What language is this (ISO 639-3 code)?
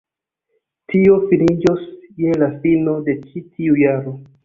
epo